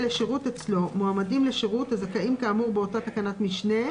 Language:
Hebrew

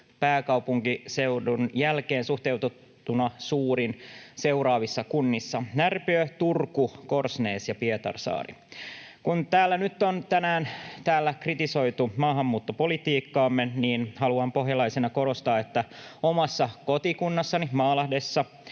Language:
Finnish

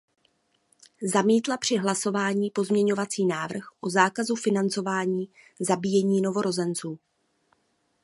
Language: Czech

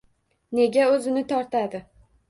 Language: Uzbek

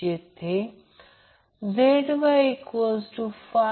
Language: Marathi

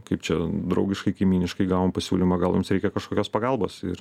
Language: Lithuanian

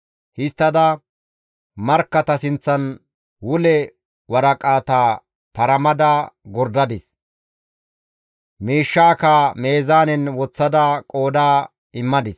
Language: Gamo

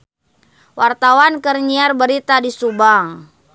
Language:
Sundanese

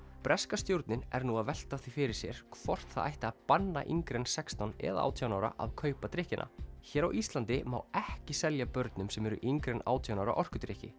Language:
Icelandic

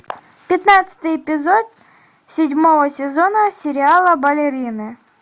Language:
Russian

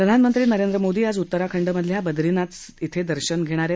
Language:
Marathi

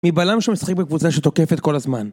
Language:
Hebrew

